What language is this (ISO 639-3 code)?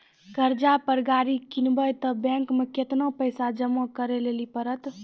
mai